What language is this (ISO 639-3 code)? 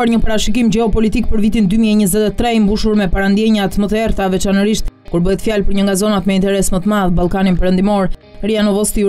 ron